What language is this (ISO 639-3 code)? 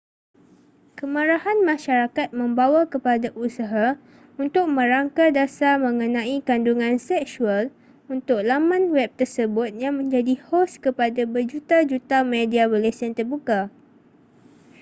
msa